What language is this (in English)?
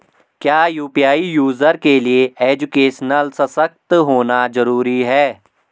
Hindi